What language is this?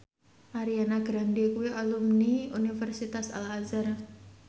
Javanese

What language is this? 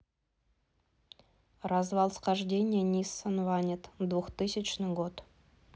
Russian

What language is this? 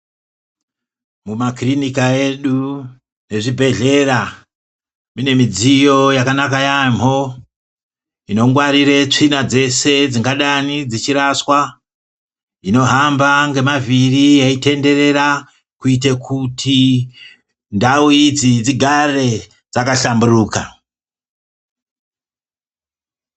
Ndau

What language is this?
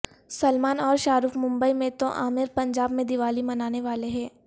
Urdu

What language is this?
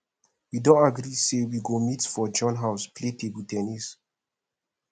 Nigerian Pidgin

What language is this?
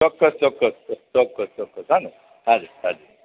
Gujarati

